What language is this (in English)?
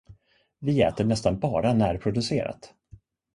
Swedish